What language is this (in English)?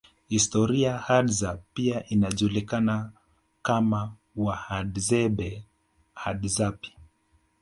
Swahili